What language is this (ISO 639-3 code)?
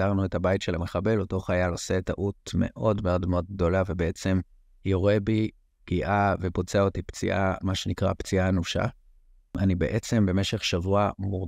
heb